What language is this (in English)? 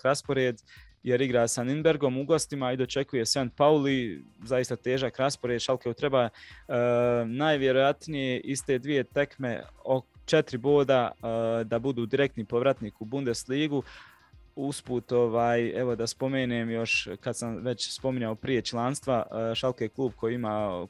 Croatian